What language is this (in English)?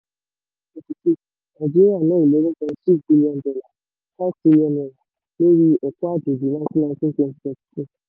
Yoruba